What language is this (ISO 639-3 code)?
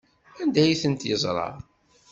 kab